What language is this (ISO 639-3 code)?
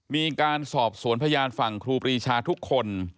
tha